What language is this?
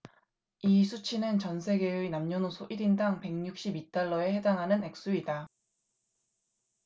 Korean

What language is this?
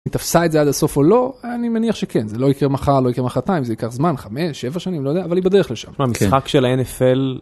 Hebrew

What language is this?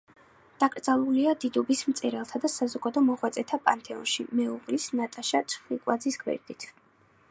Georgian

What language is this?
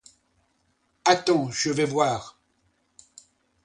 French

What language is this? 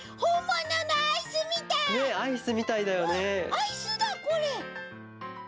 Japanese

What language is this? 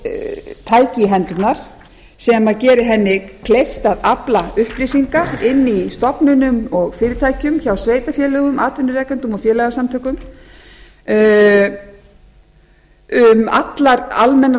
Icelandic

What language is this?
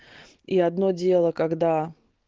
Russian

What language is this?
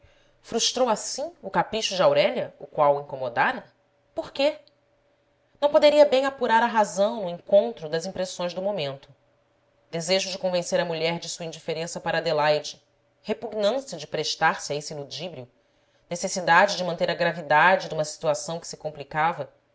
Portuguese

